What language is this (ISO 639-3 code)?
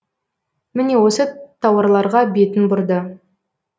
kaz